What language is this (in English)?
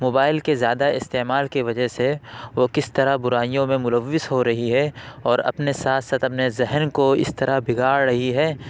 Urdu